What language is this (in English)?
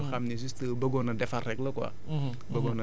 Wolof